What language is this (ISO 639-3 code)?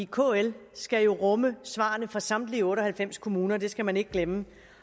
dan